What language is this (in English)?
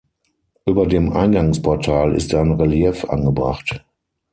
German